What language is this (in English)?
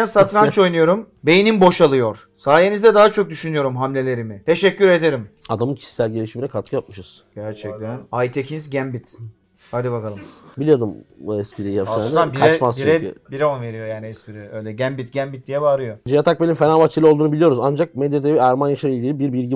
Turkish